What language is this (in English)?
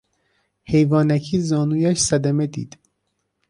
Persian